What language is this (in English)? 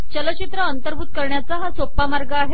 Marathi